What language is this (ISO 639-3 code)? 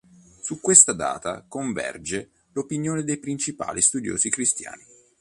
ita